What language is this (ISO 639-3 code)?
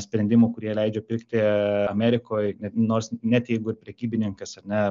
lit